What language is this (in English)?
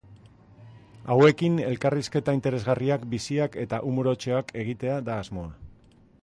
Basque